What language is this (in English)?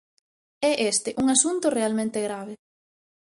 Galician